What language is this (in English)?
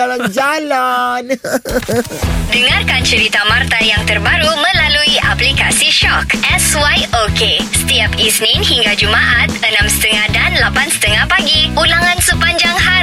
Malay